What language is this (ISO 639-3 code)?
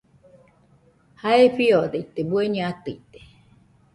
hux